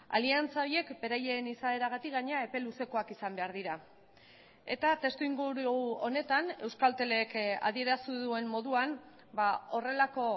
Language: Basque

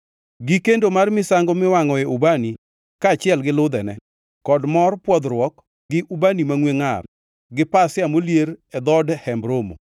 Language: Luo (Kenya and Tanzania)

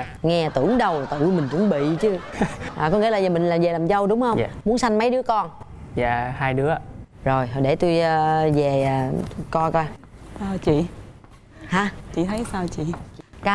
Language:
Vietnamese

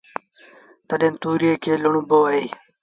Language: Sindhi Bhil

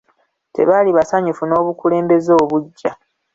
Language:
Ganda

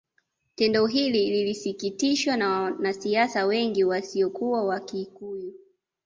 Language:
Swahili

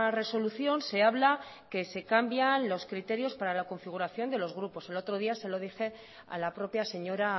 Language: Spanish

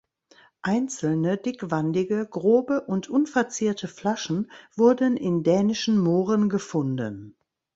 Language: German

